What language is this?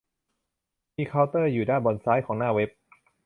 Thai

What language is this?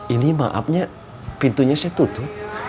Indonesian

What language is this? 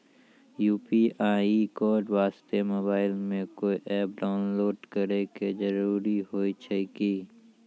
Maithili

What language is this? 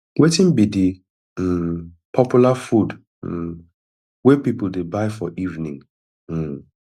Nigerian Pidgin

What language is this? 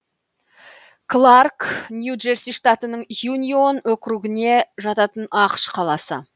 Kazakh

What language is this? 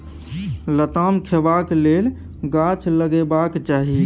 Maithili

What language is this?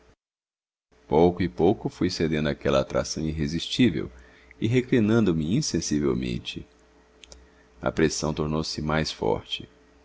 Portuguese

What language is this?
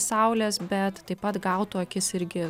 Lithuanian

